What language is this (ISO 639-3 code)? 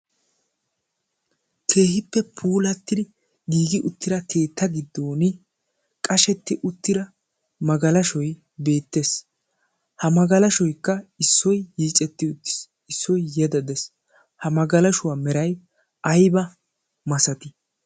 wal